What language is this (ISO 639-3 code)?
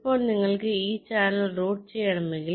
mal